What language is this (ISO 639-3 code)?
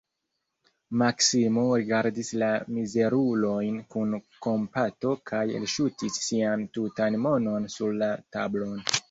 epo